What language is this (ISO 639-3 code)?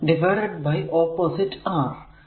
mal